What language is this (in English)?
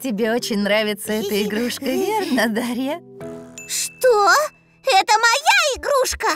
Russian